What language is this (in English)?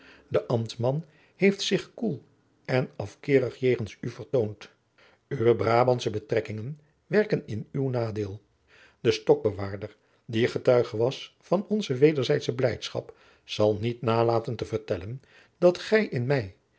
Dutch